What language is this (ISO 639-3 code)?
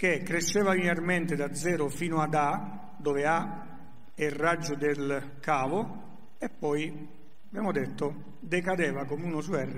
ita